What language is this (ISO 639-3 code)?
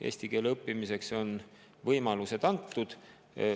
est